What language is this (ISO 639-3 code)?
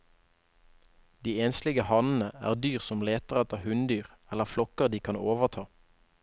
nor